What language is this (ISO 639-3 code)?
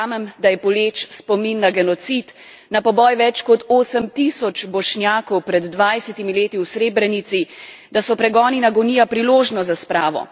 slv